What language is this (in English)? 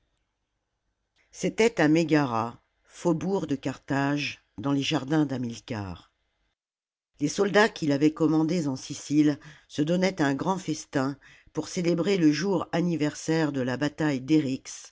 French